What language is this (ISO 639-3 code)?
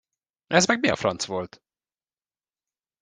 hun